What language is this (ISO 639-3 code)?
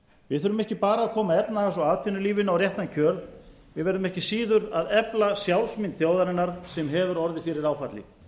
isl